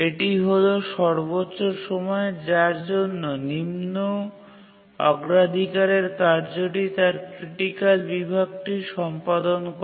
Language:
Bangla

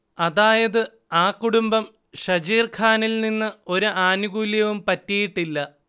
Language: Malayalam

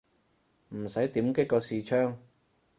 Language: Cantonese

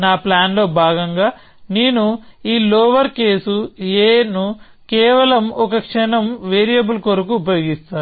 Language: Telugu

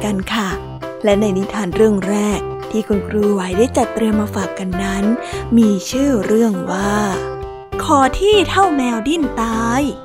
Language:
Thai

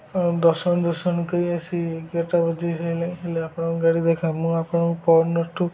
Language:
Odia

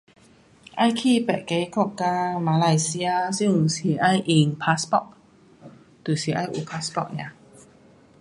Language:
Pu-Xian Chinese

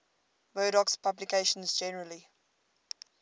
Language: English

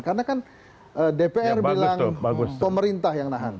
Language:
Indonesian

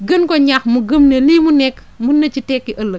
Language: Wolof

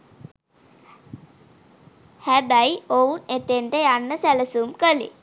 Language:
Sinhala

